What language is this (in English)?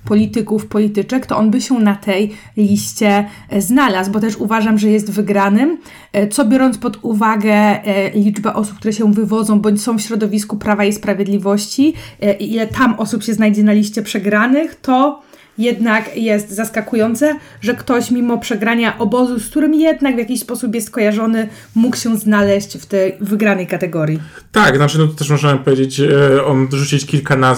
Polish